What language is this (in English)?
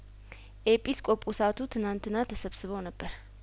Amharic